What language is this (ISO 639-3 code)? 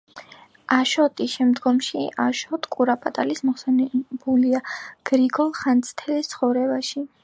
kat